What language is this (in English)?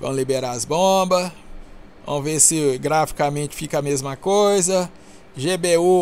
Portuguese